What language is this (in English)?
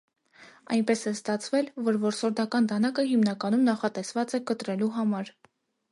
Armenian